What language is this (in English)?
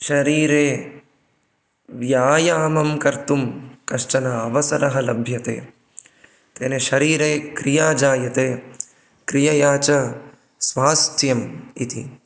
Sanskrit